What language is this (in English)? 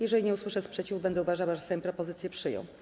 Polish